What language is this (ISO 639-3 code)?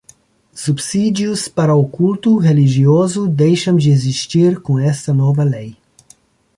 por